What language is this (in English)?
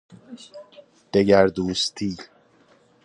Persian